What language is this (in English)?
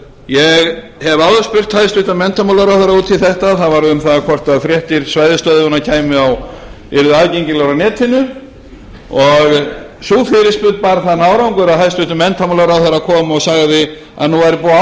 Icelandic